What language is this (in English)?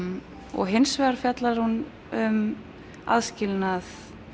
Icelandic